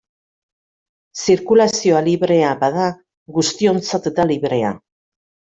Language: Basque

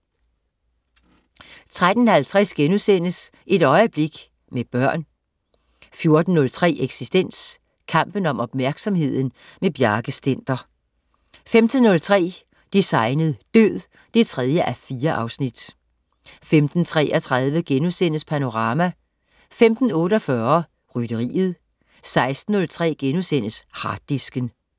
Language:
Danish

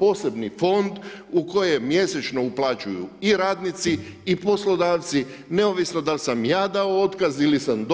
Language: Croatian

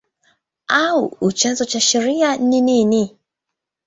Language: Swahili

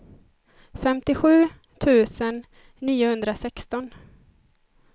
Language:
Swedish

